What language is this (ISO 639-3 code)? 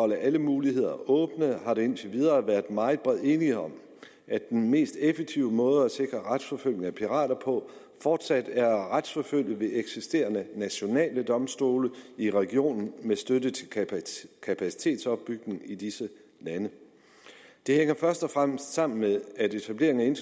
dan